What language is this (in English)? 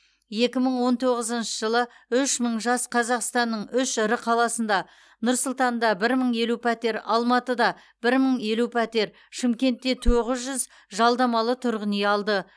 Kazakh